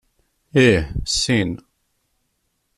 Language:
Kabyle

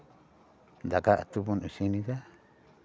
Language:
Santali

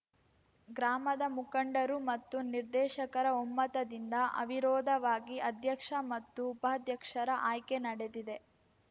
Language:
Kannada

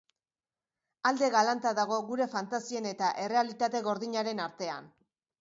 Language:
Basque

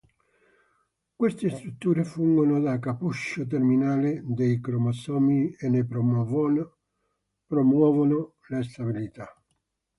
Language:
Italian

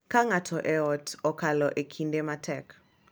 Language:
Luo (Kenya and Tanzania)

